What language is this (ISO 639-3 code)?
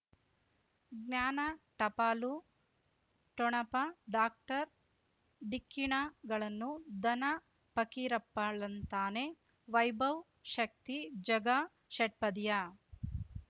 kan